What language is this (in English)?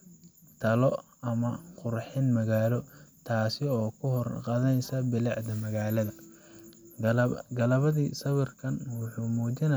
Somali